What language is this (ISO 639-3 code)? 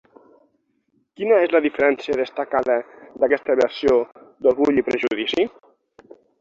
cat